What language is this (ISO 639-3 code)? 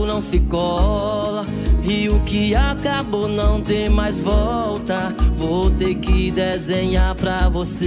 por